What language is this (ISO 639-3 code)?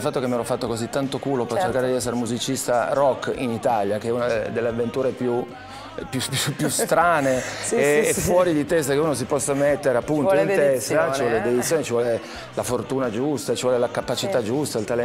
ita